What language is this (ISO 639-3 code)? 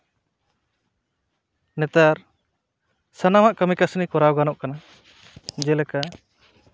sat